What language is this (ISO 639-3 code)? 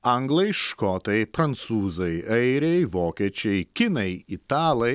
lit